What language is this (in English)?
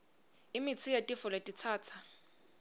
Swati